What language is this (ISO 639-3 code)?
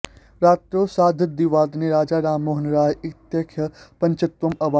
san